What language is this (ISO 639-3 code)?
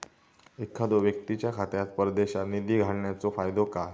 mar